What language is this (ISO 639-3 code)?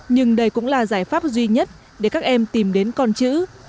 vie